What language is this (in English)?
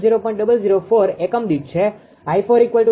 Gujarati